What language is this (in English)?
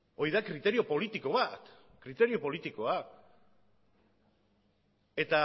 Basque